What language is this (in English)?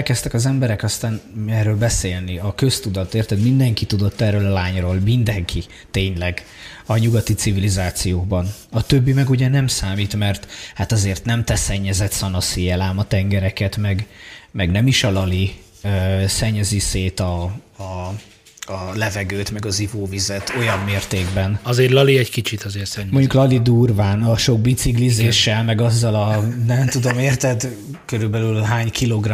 Hungarian